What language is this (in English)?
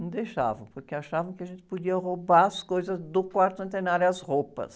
Portuguese